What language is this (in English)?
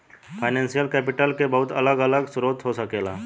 Bhojpuri